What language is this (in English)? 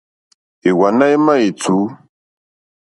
Mokpwe